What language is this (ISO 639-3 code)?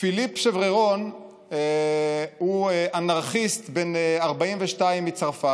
heb